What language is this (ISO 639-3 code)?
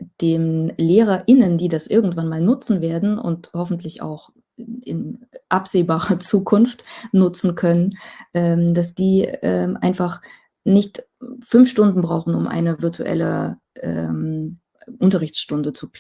deu